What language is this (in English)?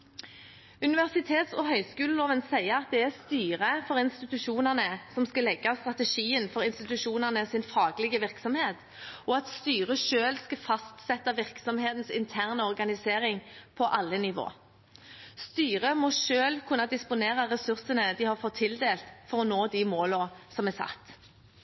Norwegian Bokmål